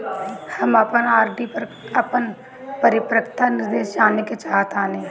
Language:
Bhojpuri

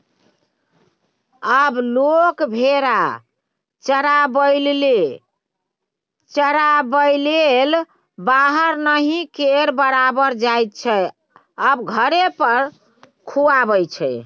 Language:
Maithili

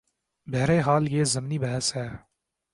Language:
Urdu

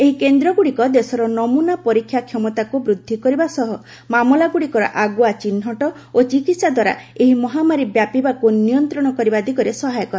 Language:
Odia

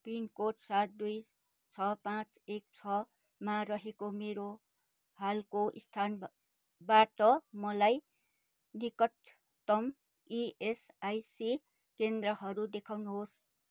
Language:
Nepali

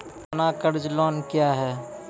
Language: Maithili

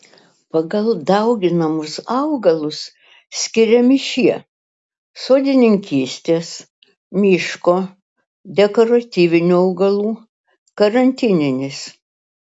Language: Lithuanian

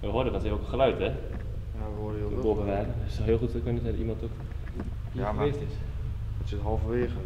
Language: Dutch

